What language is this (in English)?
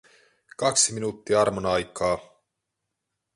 Finnish